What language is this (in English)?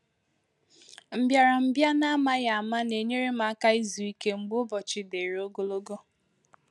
Igbo